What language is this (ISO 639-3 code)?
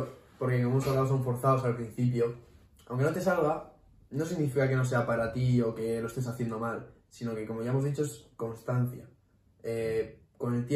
spa